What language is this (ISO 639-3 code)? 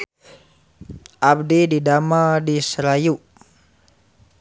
sun